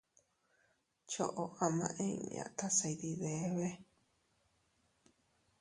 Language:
Teutila Cuicatec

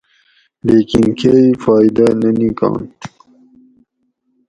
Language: Gawri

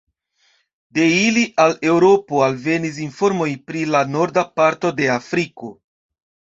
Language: Esperanto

